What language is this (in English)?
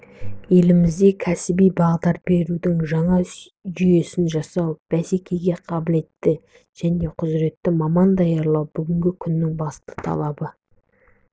Kazakh